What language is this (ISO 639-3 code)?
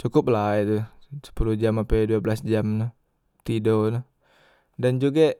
mui